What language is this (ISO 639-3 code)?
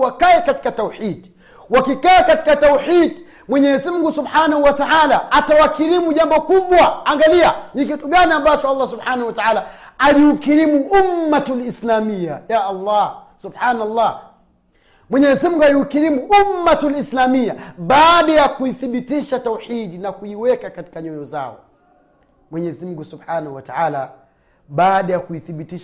swa